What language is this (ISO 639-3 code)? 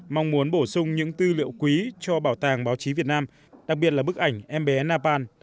vie